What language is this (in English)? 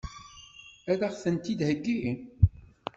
Kabyle